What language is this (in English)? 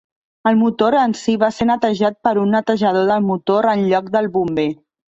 Catalan